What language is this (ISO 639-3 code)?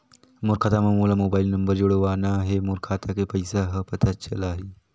hne